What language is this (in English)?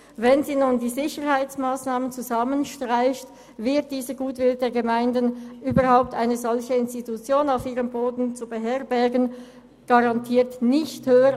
Swiss German